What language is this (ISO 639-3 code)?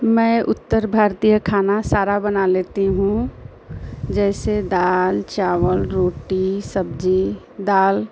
hin